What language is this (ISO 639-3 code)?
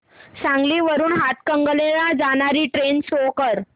mar